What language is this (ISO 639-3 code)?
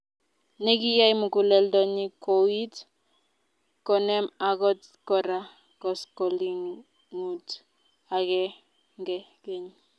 kln